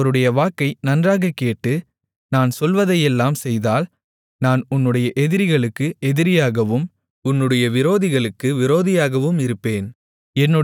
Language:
Tamil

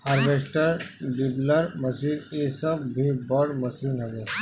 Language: Bhojpuri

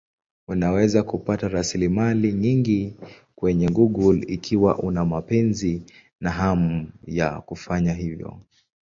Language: Swahili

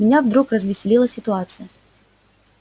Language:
Russian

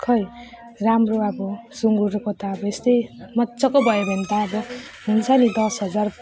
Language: Nepali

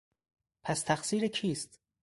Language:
Persian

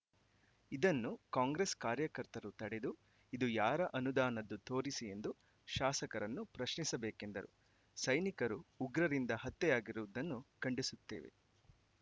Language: Kannada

